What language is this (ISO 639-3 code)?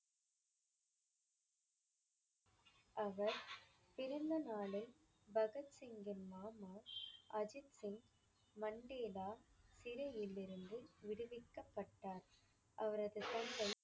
tam